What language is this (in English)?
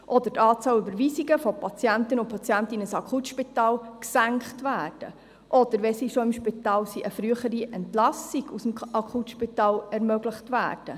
Swiss German